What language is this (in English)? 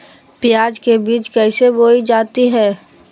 Magahi